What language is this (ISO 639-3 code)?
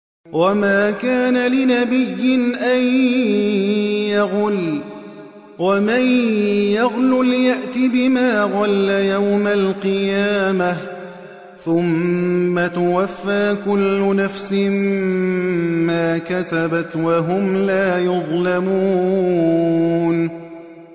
ara